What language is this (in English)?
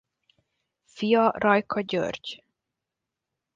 Hungarian